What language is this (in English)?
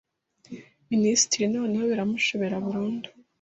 Kinyarwanda